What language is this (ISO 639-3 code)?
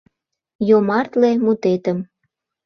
chm